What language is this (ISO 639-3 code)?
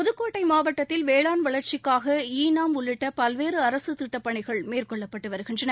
tam